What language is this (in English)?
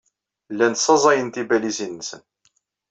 Kabyle